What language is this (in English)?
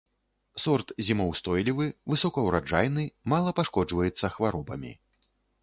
Belarusian